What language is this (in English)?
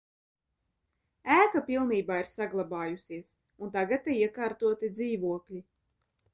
Latvian